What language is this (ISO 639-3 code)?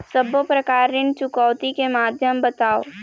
hne